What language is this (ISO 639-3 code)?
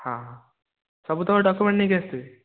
ori